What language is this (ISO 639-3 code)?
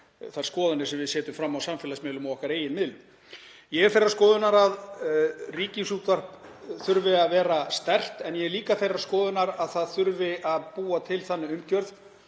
isl